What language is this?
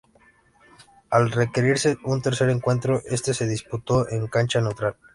Spanish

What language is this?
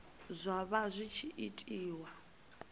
Venda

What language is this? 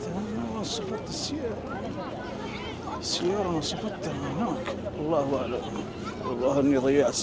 Arabic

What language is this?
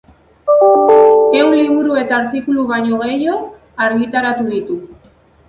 Basque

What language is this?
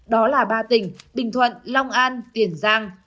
Vietnamese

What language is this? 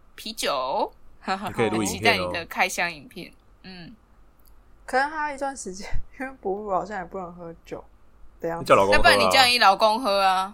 Chinese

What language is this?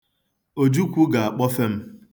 Igbo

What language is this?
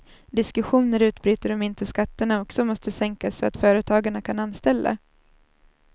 Swedish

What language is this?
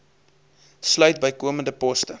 Afrikaans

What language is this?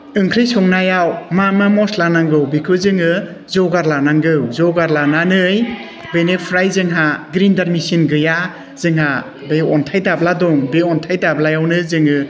Bodo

